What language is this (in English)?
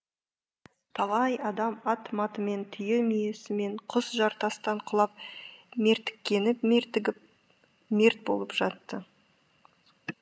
Kazakh